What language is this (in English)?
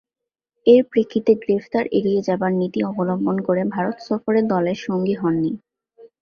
Bangla